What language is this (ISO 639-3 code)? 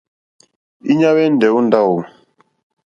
bri